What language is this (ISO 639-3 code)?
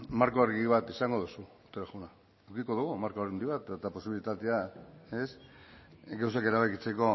eus